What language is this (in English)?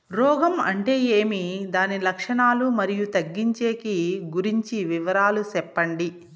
Telugu